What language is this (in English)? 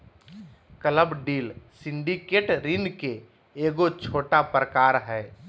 Magahi